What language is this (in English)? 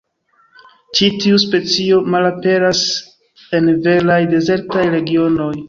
Esperanto